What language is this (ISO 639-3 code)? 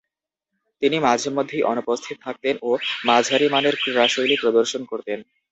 ben